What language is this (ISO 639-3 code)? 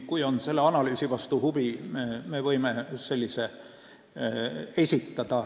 est